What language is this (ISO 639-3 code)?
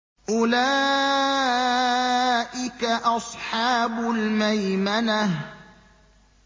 ara